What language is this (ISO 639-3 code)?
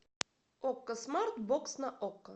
rus